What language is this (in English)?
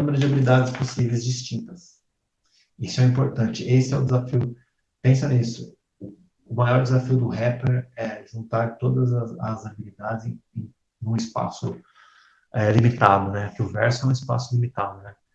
Portuguese